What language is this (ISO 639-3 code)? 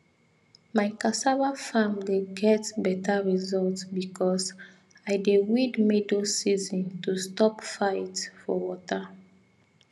pcm